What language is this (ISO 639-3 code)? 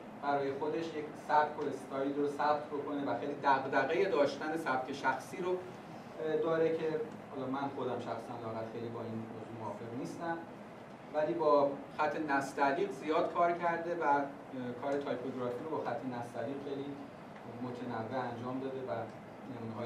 fas